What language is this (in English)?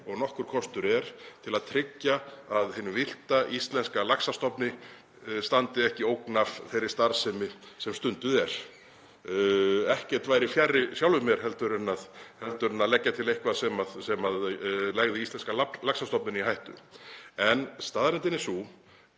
Icelandic